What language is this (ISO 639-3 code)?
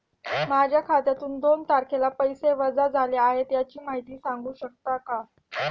mar